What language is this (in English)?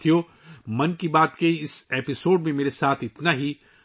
Urdu